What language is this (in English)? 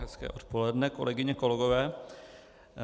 Czech